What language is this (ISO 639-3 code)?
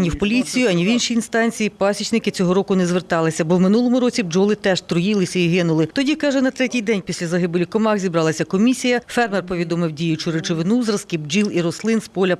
ukr